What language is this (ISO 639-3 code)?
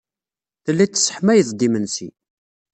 kab